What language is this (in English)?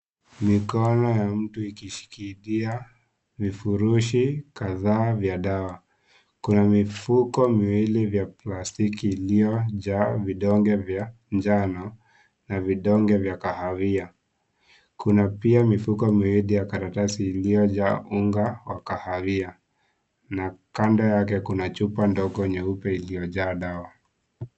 Swahili